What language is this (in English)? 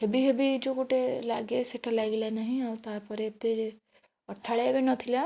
Odia